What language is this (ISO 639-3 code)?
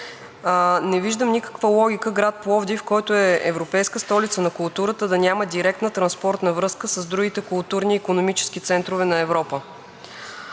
bul